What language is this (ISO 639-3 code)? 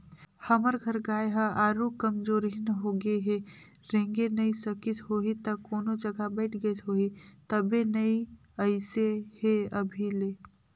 hne